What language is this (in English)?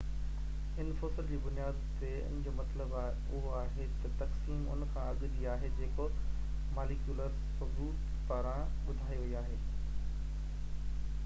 Sindhi